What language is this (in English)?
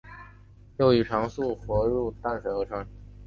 Chinese